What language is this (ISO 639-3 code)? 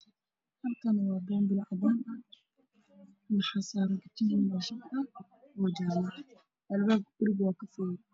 som